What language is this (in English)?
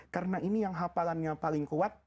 Indonesian